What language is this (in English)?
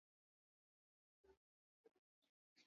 Swahili